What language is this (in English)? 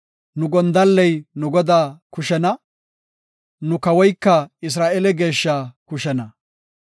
Gofa